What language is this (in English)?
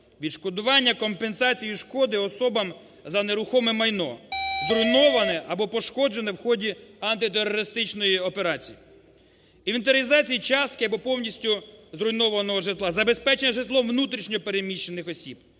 Ukrainian